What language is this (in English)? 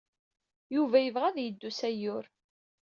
Kabyle